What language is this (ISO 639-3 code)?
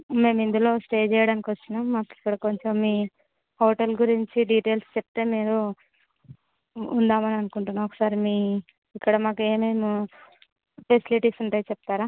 tel